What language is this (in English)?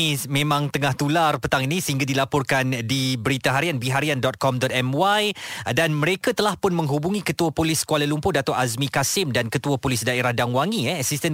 Malay